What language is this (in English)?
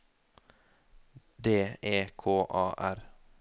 Norwegian